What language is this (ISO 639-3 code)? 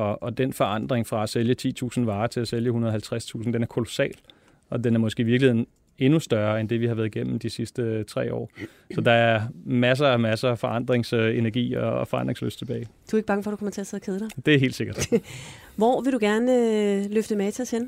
dan